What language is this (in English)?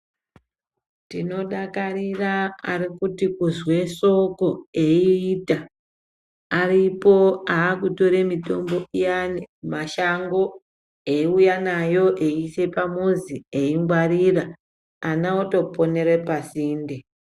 Ndau